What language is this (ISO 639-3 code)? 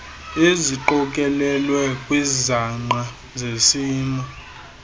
xho